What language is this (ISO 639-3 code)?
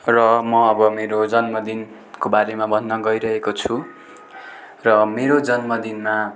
nep